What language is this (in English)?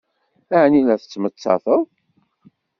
Kabyle